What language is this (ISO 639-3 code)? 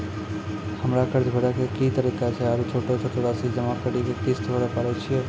mai